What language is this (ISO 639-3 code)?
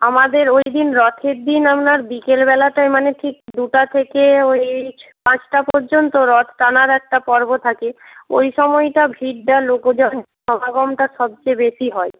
ben